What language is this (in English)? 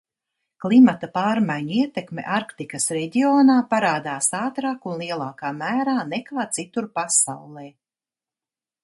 Latvian